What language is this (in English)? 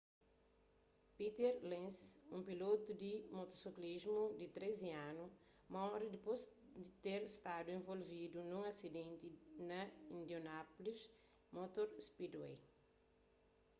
Kabuverdianu